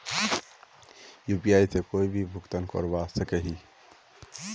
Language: Magahi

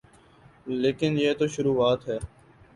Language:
Urdu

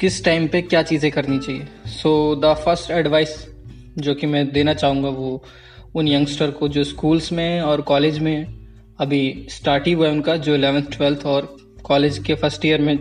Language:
Hindi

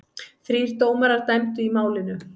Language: Icelandic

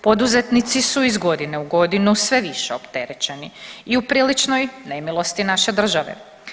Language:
Croatian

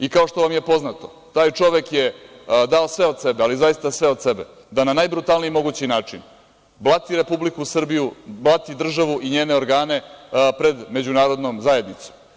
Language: Serbian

